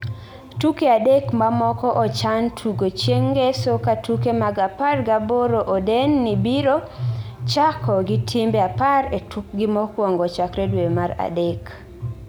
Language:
Luo (Kenya and Tanzania)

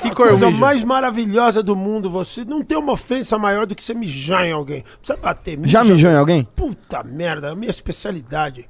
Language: Portuguese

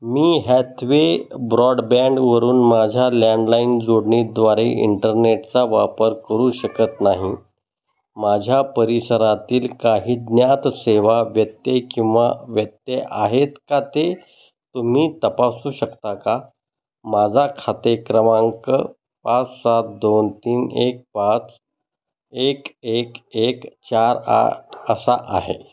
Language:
Marathi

